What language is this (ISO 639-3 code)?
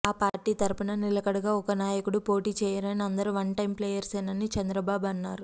tel